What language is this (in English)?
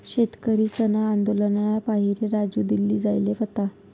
Marathi